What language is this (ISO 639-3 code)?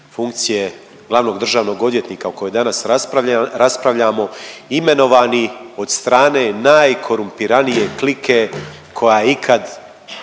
hrv